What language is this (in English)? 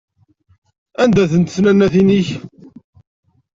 Kabyle